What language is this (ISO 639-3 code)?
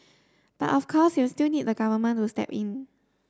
eng